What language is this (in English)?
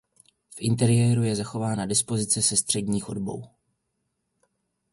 Czech